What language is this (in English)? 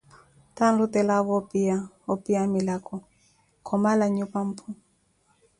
Koti